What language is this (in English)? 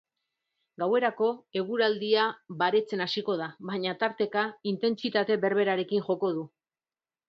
Basque